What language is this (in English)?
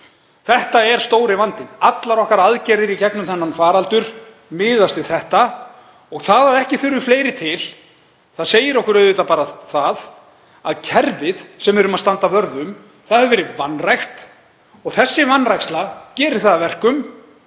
Icelandic